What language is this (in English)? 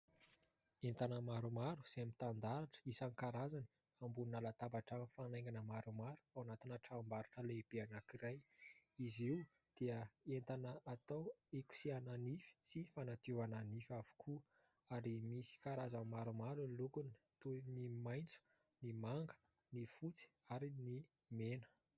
Malagasy